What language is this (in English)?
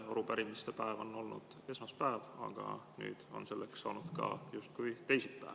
Estonian